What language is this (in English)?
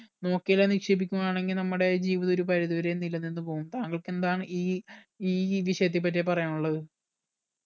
Malayalam